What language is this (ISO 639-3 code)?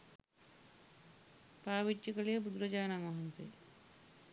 sin